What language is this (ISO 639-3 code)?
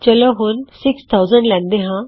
pan